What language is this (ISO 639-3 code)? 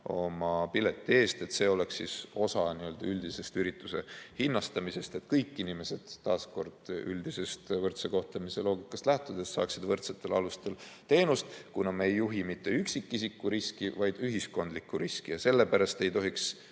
est